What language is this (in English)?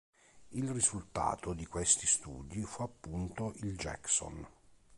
Italian